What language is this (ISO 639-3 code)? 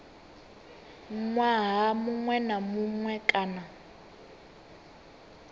ven